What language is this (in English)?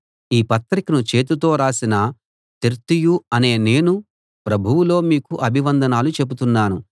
Telugu